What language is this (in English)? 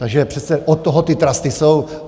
Czech